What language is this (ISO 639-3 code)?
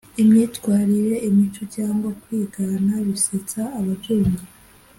kin